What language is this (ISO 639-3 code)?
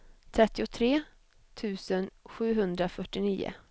swe